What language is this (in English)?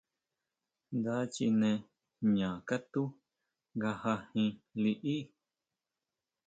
Huautla Mazatec